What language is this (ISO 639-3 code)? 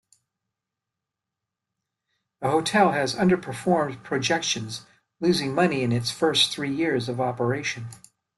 eng